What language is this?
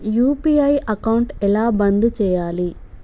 Telugu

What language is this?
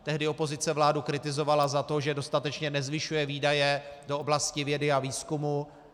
Czech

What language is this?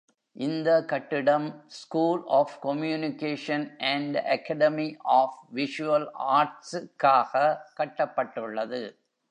Tamil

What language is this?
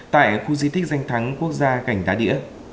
Vietnamese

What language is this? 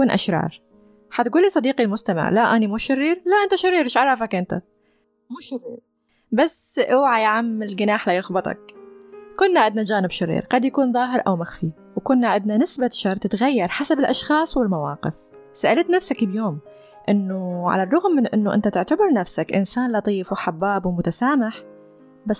Arabic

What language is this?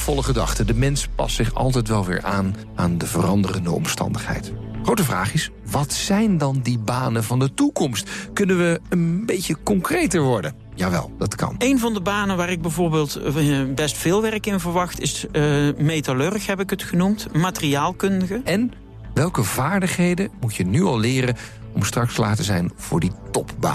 Dutch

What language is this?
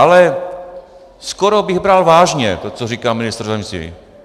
Czech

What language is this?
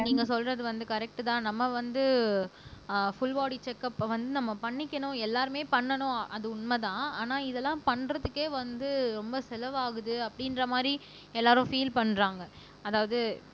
Tamil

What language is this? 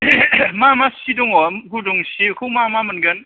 Bodo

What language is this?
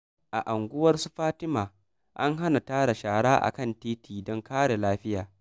Hausa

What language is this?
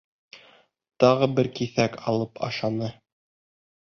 Bashkir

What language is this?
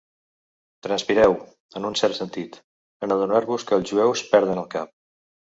Catalan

